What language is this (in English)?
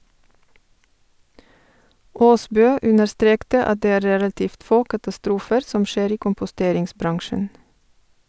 Norwegian